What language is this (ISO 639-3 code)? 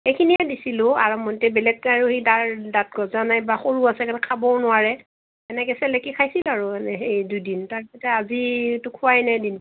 asm